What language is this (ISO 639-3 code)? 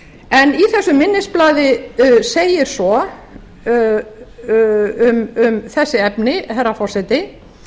isl